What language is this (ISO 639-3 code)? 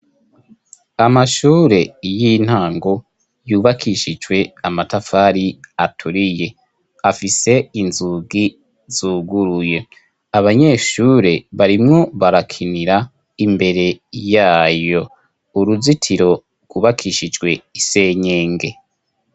run